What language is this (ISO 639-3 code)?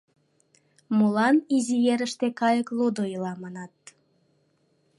chm